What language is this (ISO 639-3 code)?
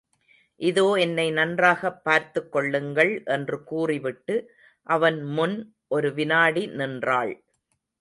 tam